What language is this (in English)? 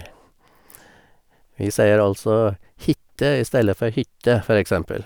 Norwegian